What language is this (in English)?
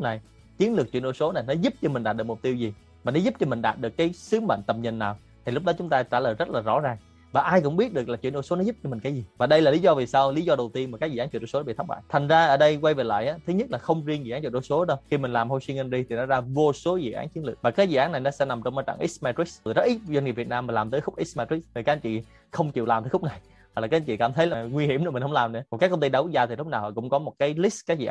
Vietnamese